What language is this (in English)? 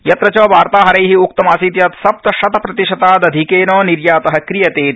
Sanskrit